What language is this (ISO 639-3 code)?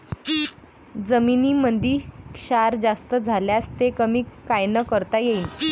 mar